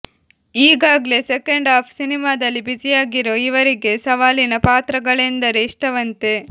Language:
Kannada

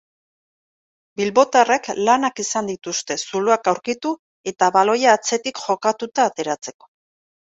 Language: Basque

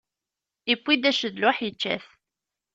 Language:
Kabyle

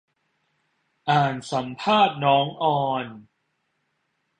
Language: Thai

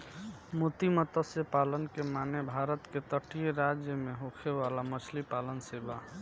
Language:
Bhojpuri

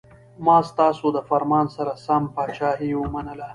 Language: Pashto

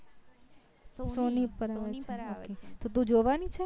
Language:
Gujarati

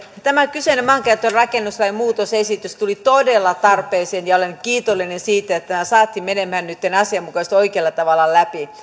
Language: Finnish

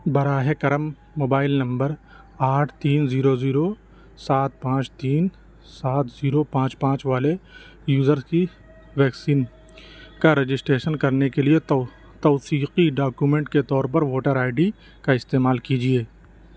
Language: Urdu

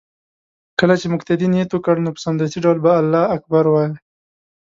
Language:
Pashto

